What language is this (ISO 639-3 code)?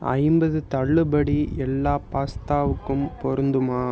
tam